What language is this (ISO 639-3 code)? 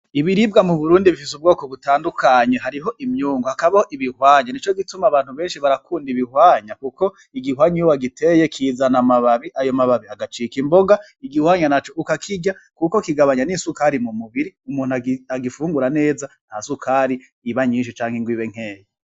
run